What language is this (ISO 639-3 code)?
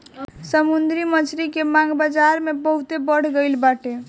bho